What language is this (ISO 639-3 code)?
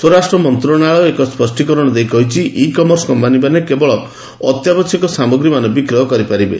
ori